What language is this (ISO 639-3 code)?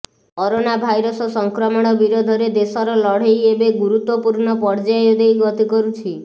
ori